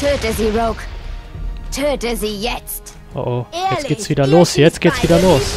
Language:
German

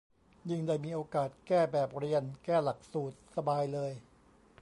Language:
Thai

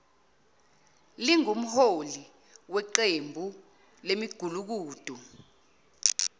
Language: Zulu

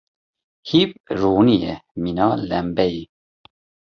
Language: Kurdish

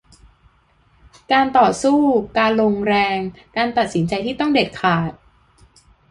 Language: Thai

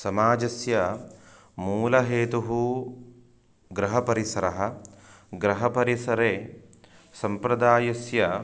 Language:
Sanskrit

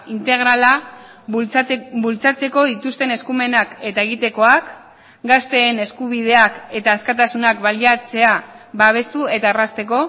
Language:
Basque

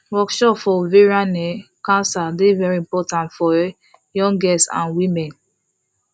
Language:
Nigerian Pidgin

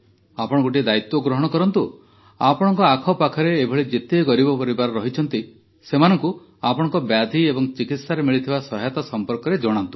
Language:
Odia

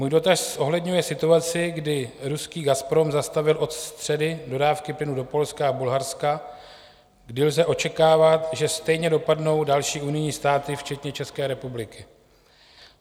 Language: Czech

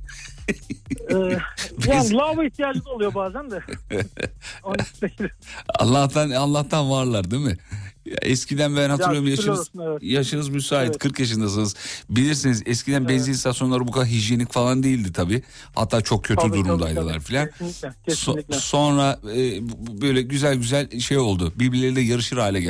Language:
Turkish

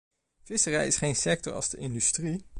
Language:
Dutch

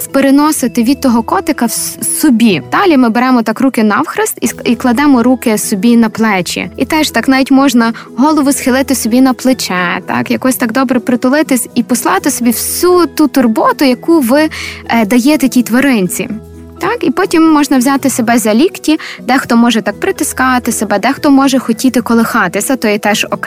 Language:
Ukrainian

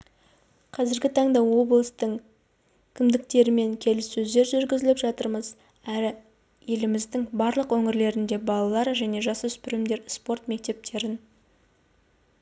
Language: Kazakh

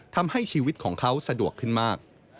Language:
Thai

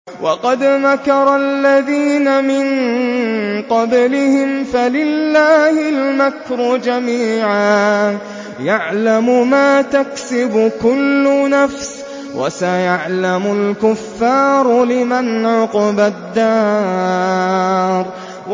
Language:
Arabic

